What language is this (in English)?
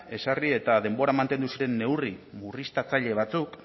Basque